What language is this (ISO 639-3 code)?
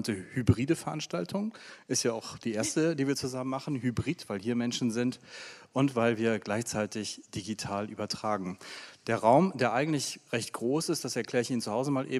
deu